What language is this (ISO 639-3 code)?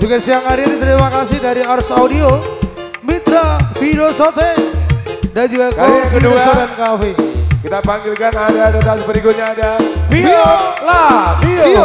ind